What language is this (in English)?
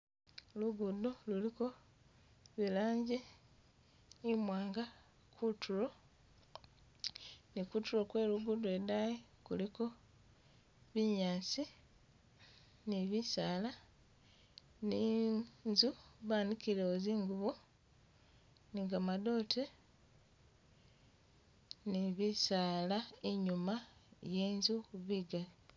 Masaaba